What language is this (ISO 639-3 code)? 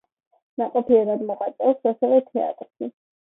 kat